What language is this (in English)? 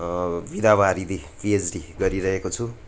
Nepali